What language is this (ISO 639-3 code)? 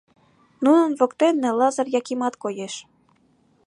chm